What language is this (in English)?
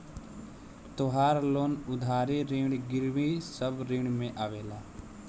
Bhojpuri